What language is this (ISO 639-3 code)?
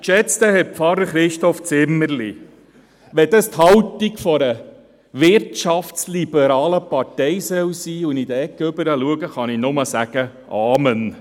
gsw